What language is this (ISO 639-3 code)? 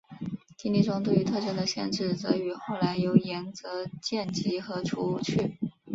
zho